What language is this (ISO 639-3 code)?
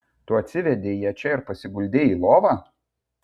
lit